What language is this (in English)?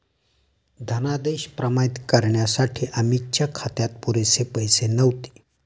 Marathi